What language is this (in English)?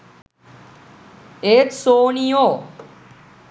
Sinhala